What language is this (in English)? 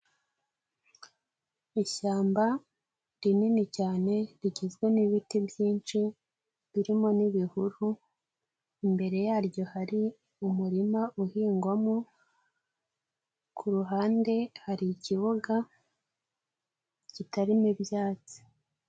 Kinyarwanda